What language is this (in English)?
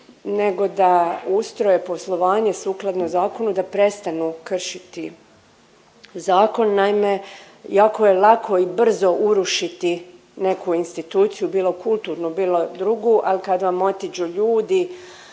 Croatian